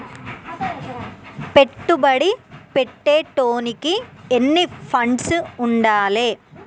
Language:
Telugu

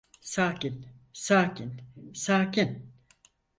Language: Turkish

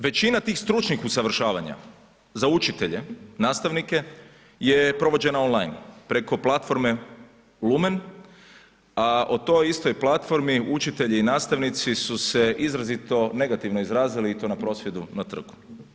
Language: Croatian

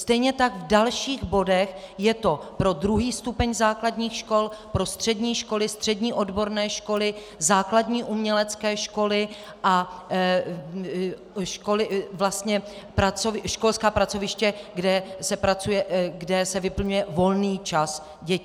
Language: Czech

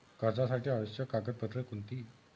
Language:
Marathi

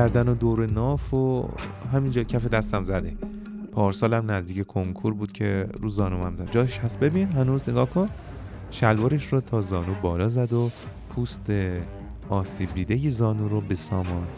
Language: Persian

